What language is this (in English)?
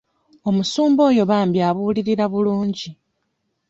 Ganda